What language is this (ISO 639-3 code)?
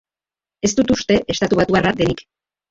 eus